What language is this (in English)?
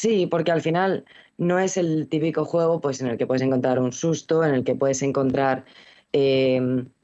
Spanish